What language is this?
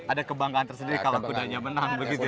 Indonesian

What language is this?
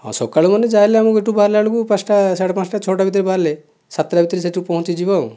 Odia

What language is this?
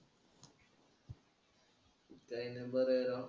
Marathi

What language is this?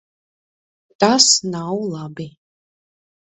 Latvian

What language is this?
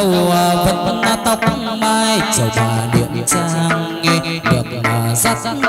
Vietnamese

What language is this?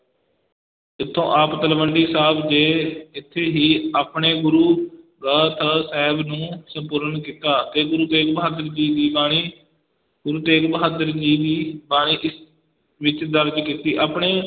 Punjabi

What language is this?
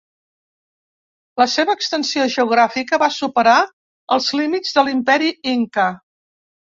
Catalan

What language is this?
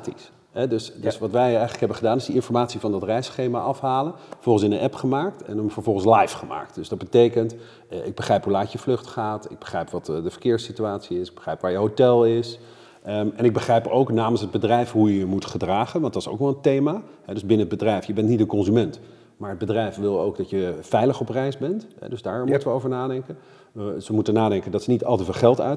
Dutch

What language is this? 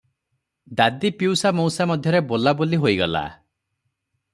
Odia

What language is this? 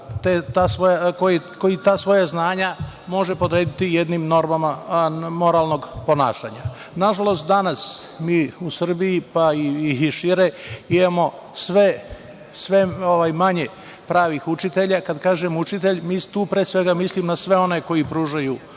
Serbian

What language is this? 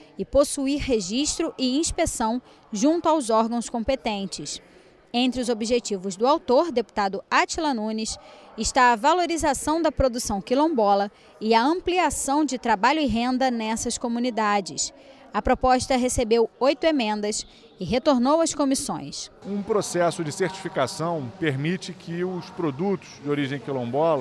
Portuguese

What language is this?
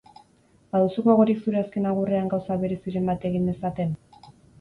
Basque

